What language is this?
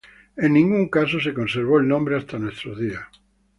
Spanish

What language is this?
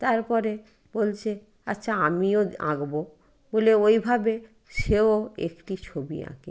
Bangla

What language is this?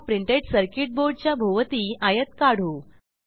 Marathi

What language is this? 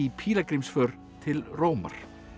Icelandic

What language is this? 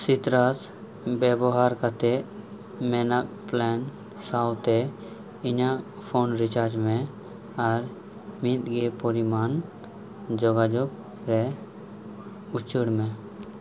Santali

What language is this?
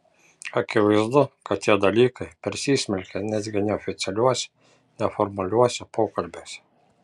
Lithuanian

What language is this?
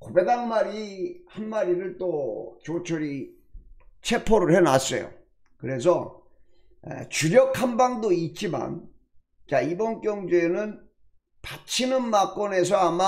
Korean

